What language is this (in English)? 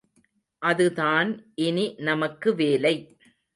Tamil